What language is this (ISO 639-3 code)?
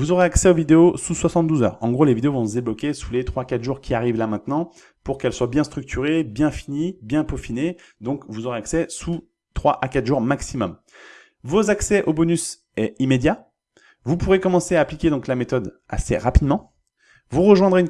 fra